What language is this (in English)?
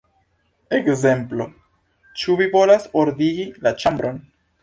Esperanto